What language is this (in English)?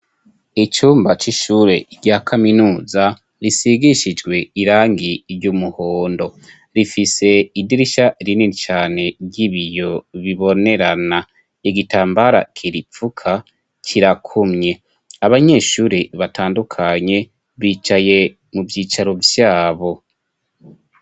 Rundi